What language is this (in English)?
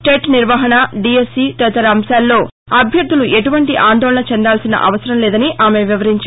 Telugu